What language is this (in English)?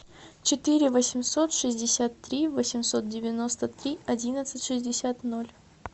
Russian